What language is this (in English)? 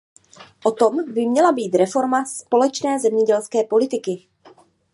Czech